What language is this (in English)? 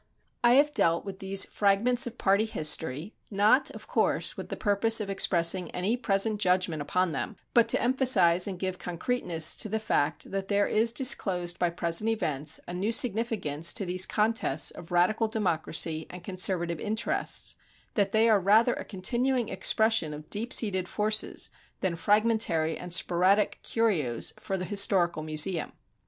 English